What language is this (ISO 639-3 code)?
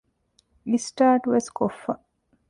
div